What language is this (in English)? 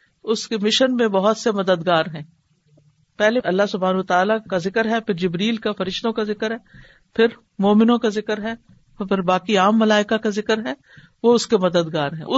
Urdu